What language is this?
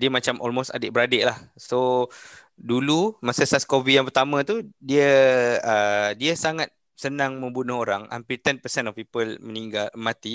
Malay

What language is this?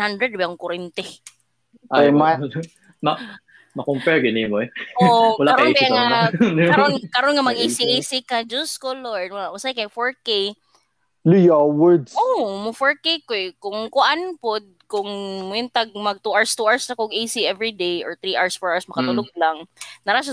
Filipino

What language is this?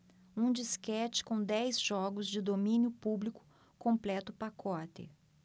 Portuguese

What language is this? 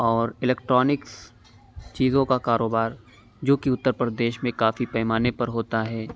Urdu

